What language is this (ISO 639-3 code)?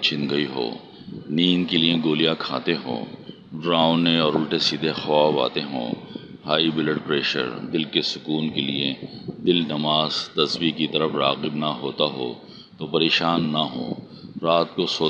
urd